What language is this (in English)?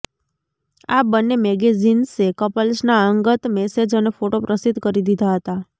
Gujarati